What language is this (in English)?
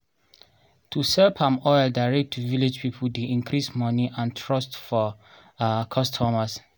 Nigerian Pidgin